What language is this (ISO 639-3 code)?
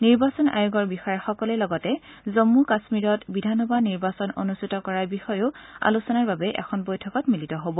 asm